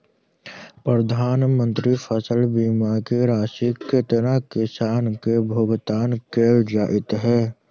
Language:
Maithili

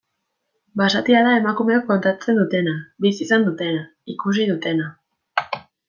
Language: Basque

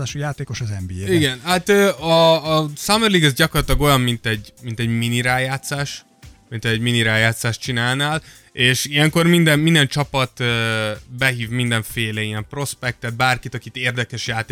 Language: Hungarian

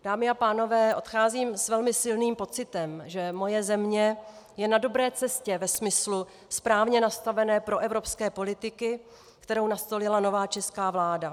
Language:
Czech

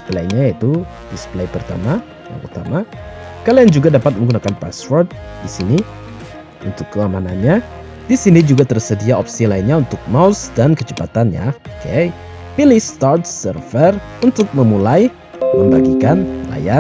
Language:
Indonesian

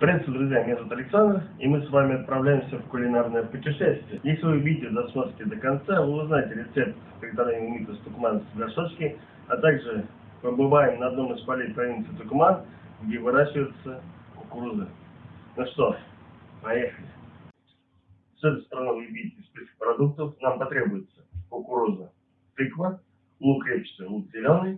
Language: Russian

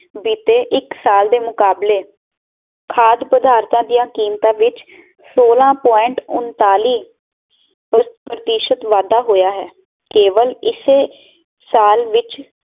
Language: Punjabi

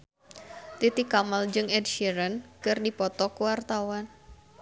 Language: Sundanese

